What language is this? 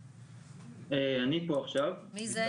Hebrew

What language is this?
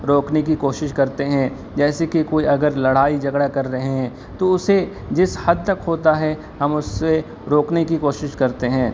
Urdu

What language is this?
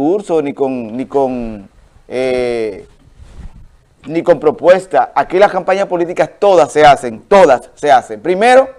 Spanish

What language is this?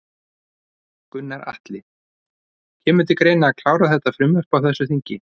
Icelandic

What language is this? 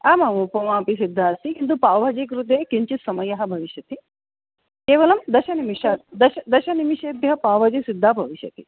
Sanskrit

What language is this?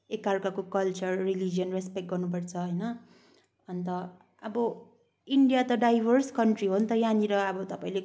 Nepali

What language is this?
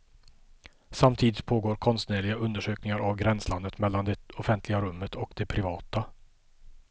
Swedish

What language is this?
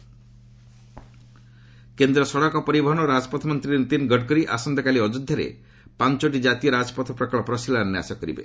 Odia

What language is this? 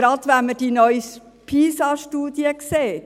Swiss German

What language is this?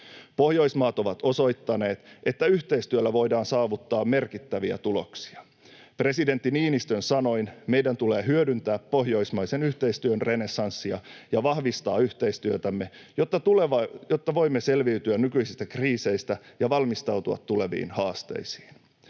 Finnish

